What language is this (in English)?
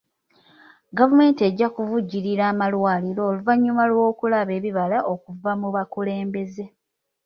Ganda